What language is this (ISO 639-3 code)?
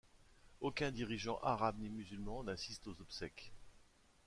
fra